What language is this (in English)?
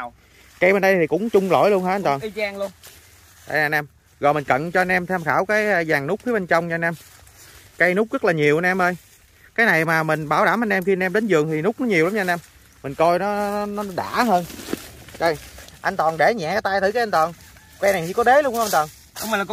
Vietnamese